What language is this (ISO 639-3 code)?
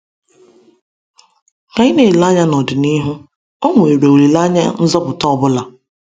ibo